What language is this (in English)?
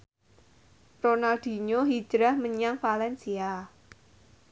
Javanese